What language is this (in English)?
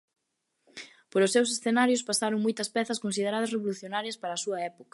Galician